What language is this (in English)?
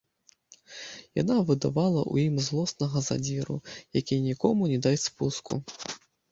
Belarusian